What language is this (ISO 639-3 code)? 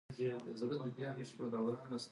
pus